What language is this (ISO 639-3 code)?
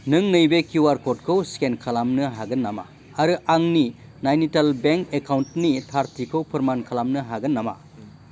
brx